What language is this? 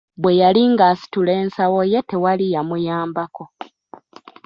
Ganda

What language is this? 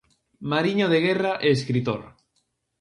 Galician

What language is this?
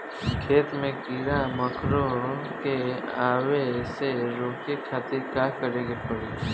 Bhojpuri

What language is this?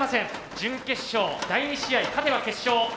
Japanese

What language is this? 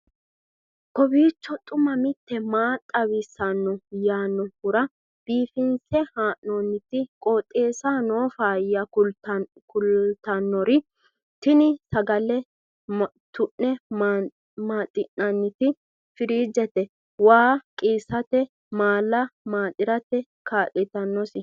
Sidamo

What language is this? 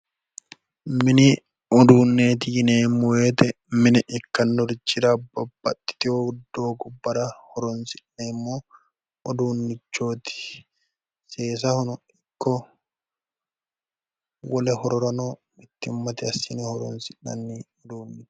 Sidamo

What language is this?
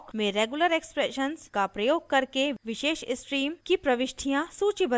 Hindi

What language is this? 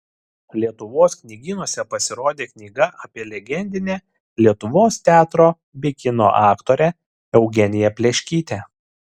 Lithuanian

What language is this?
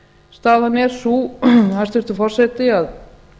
Icelandic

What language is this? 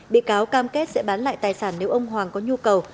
Vietnamese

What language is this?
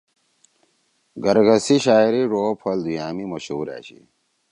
Torwali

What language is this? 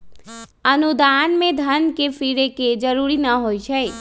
Magahi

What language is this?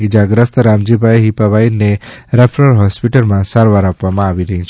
Gujarati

